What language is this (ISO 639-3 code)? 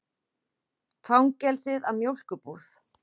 isl